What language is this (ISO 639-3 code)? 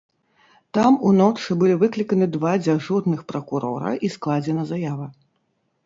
bel